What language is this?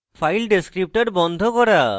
Bangla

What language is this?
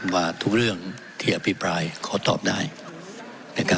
Thai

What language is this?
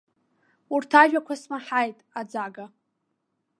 Abkhazian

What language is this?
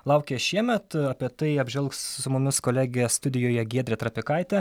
Lithuanian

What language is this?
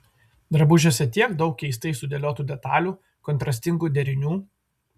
Lithuanian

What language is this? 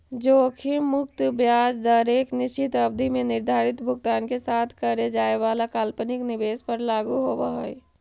Magahi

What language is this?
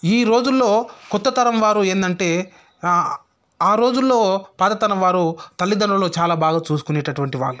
Telugu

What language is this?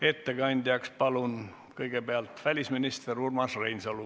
Estonian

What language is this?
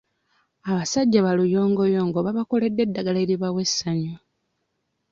Ganda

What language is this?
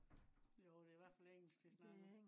Danish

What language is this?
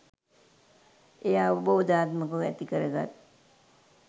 Sinhala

